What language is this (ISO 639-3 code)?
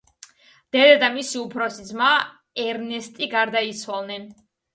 kat